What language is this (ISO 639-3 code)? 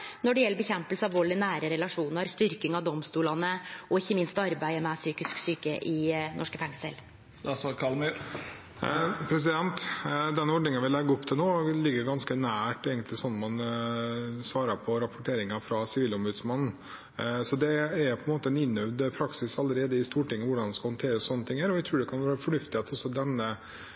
nor